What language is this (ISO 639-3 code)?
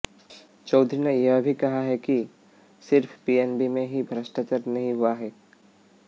hin